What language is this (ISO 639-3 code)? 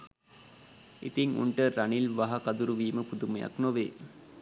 sin